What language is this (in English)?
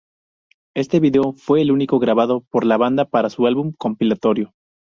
Spanish